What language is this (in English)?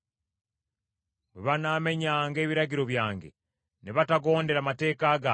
Ganda